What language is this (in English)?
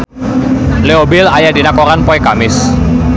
Sundanese